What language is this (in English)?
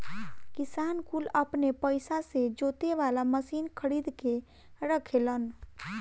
Bhojpuri